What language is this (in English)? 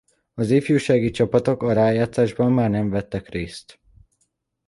Hungarian